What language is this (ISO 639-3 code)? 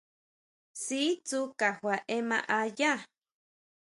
mau